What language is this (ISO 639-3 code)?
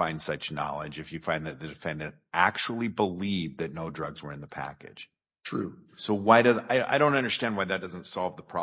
eng